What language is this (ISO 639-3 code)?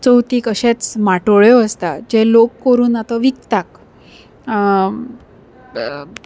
kok